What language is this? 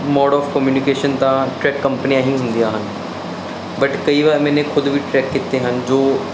Punjabi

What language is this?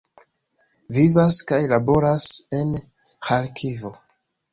Esperanto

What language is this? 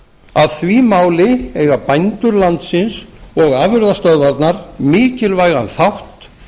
Icelandic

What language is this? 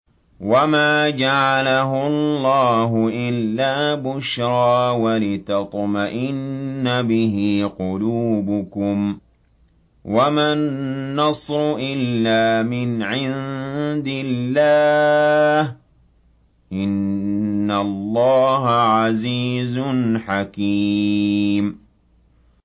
Arabic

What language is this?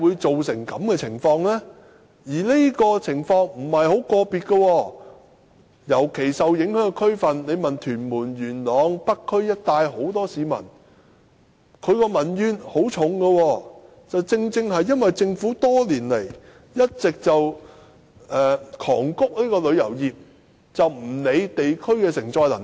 Cantonese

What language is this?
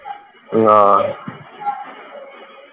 Punjabi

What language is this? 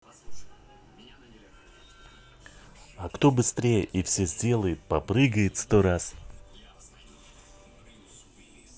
Russian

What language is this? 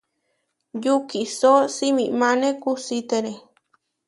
Huarijio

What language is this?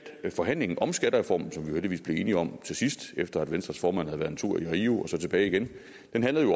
Danish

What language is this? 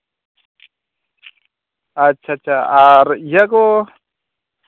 Santali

